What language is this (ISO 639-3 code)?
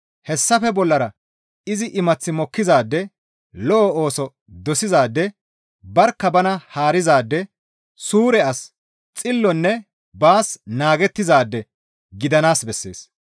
gmv